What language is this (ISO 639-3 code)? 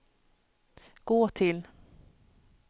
swe